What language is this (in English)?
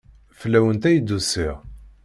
Kabyle